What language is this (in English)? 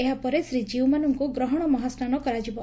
Odia